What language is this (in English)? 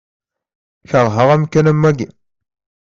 Kabyle